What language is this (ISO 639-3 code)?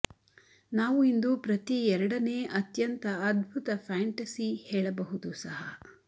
kan